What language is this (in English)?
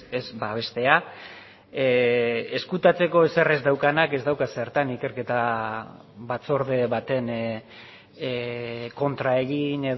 Basque